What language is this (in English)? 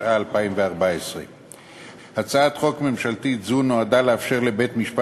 Hebrew